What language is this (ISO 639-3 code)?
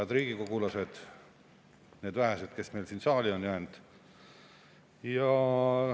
est